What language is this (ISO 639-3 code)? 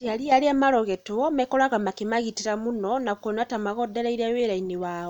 kik